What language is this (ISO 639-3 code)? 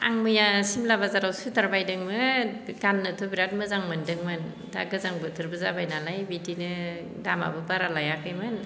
brx